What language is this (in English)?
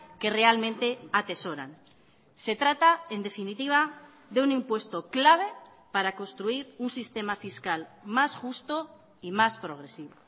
Spanish